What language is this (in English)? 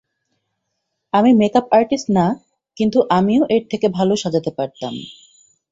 Bangla